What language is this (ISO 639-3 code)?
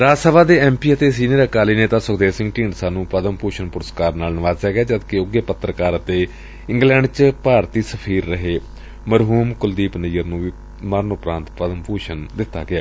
pan